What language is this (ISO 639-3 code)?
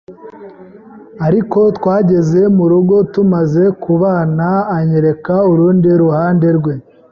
kin